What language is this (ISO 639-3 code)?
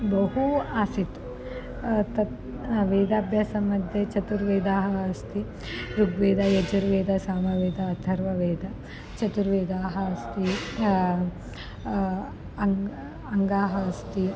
san